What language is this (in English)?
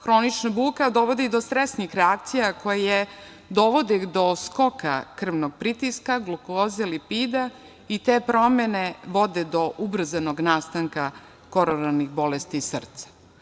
Serbian